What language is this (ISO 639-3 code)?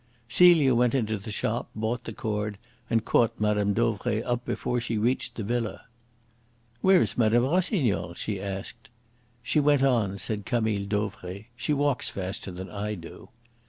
eng